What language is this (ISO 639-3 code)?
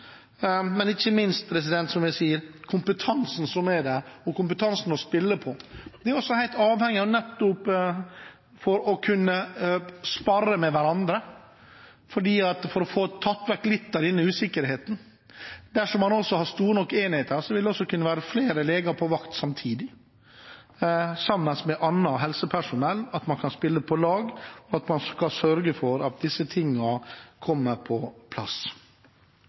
nob